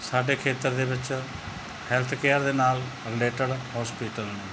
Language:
Punjabi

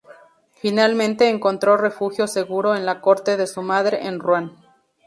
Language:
Spanish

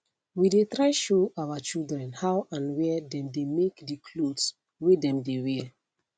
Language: Nigerian Pidgin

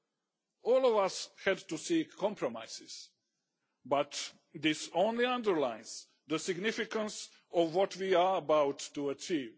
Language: English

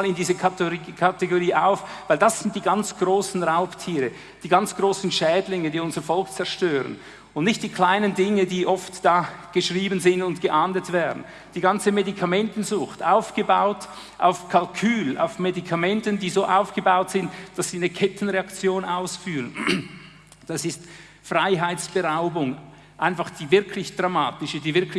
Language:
German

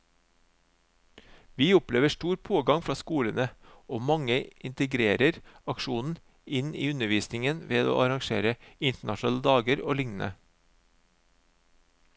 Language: Norwegian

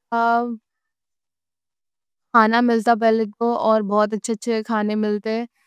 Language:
Deccan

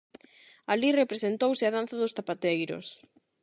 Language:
Galician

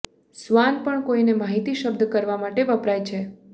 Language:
Gujarati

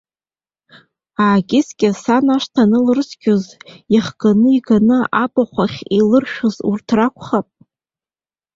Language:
Abkhazian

